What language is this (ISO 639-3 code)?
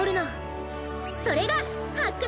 jpn